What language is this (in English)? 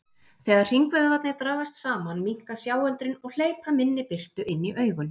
Icelandic